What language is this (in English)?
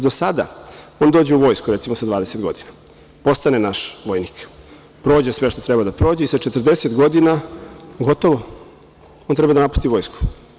Serbian